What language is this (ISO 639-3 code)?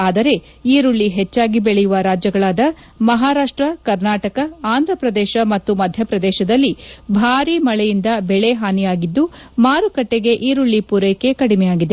kan